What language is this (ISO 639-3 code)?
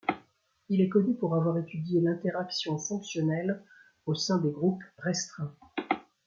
fra